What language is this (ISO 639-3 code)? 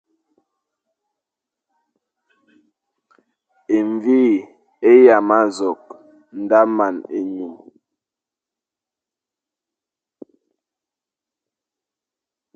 fan